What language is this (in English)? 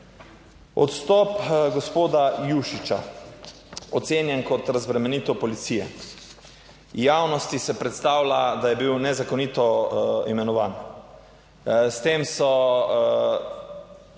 Slovenian